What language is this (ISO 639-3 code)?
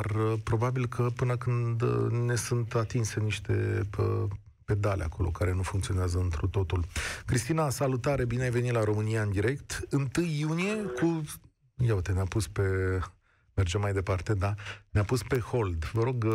ron